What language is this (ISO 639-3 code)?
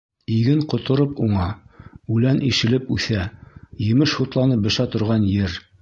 bak